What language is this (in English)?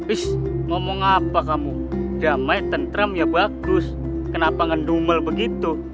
Indonesian